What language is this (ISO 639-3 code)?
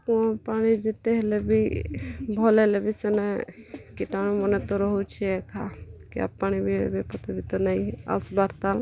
ori